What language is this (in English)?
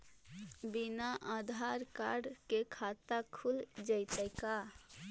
Magahi